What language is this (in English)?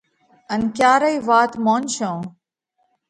Parkari Koli